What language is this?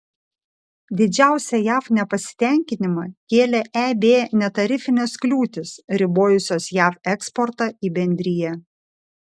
Lithuanian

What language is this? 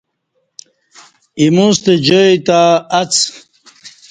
Kati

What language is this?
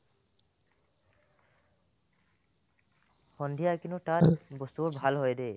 Assamese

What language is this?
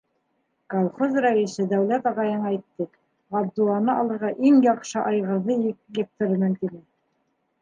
Bashkir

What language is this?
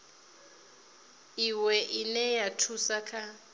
Venda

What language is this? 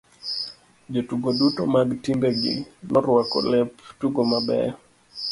Luo (Kenya and Tanzania)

